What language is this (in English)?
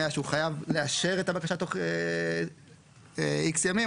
Hebrew